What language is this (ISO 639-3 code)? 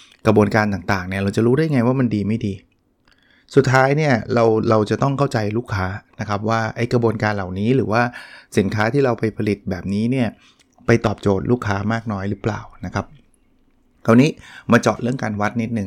tha